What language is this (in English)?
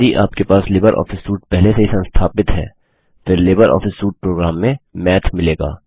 Hindi